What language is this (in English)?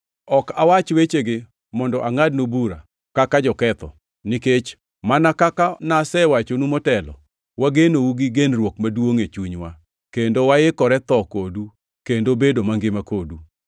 Luo (Kenya and Tanzania)